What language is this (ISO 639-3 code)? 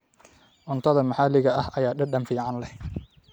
som